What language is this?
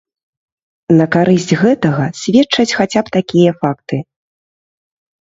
Belarusian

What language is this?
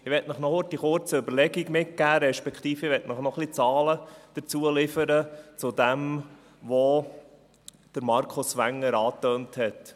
Swiss German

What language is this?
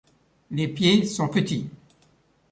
French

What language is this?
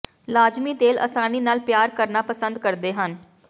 Punjabi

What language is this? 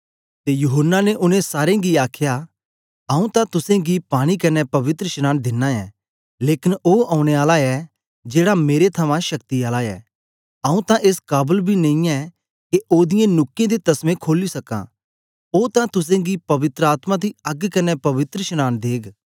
Dogri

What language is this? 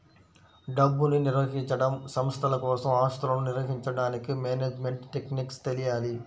Telugu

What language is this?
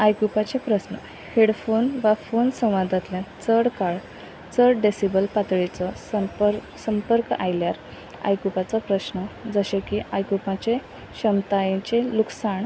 Konkani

